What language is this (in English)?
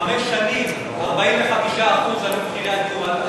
Hebrew